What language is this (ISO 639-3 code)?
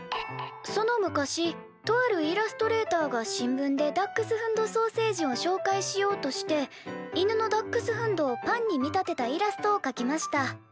jpn